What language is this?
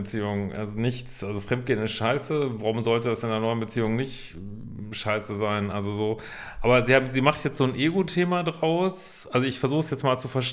German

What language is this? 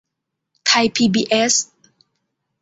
Thai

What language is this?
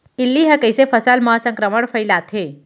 Chhattisgarhi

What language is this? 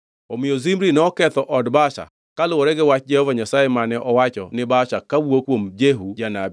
Luo (Kenya and Tanzania)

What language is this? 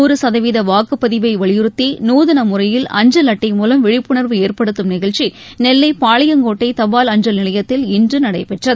Tamil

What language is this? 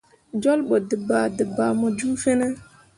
Mundang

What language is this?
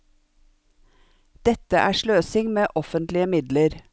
Norwegian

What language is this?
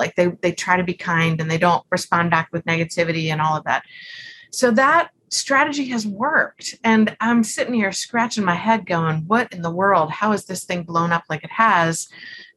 English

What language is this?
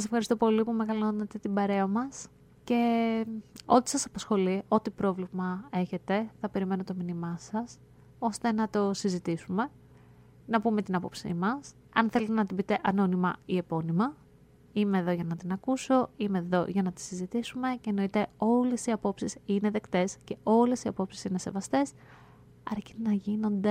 Greek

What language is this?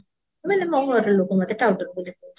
Odia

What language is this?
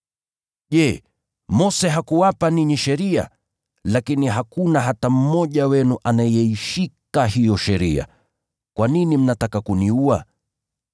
Swahili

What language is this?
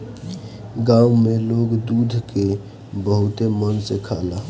Bhojpuri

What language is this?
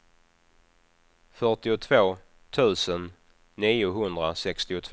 Swedish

